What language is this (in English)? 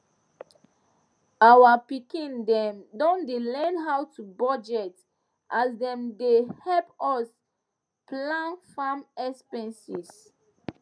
Nigerian Pidgin